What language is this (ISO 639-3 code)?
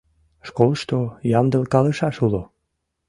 chm